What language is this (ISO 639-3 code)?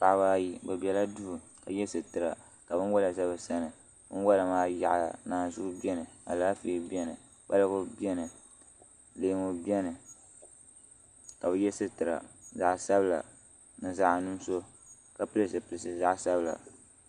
dag